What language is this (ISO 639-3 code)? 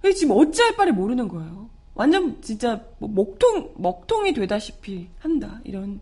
kor